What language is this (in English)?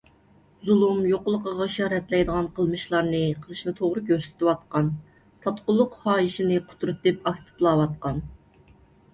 Uyghur